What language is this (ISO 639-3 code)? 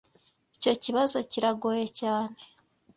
kin